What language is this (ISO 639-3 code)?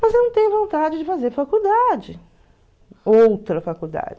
por